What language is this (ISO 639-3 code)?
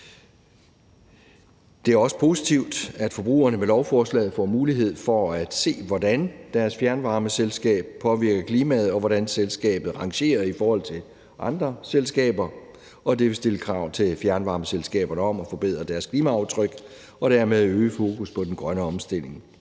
dan